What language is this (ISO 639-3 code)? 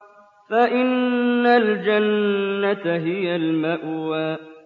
ara